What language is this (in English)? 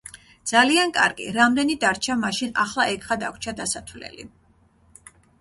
Georgian